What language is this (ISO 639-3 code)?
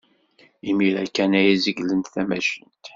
kab